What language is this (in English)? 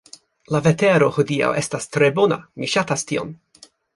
Esperanto